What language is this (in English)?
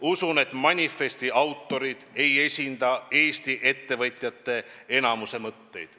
Estonian